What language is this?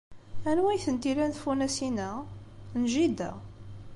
Kabyle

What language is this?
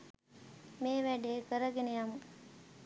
Sinhala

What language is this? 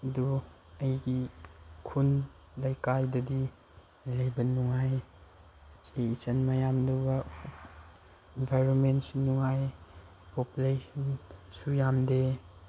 Manipuri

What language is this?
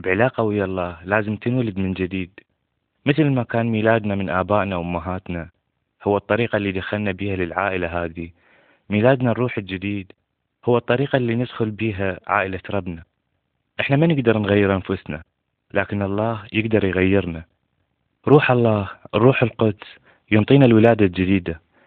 Arabic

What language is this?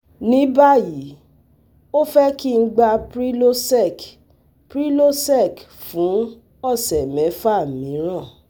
Yoruba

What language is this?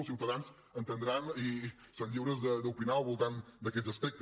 Catalan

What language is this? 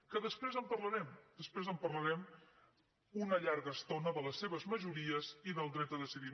Catalan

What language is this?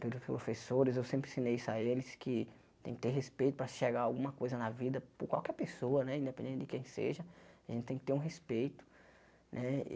Portuguese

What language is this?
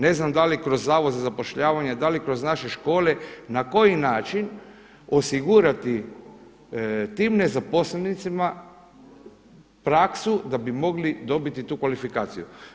Croatian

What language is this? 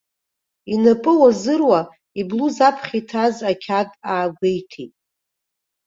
Abkhazian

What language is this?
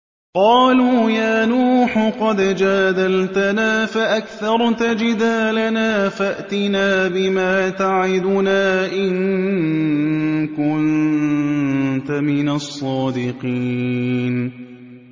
Arabic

